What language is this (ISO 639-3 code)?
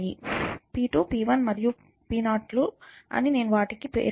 tel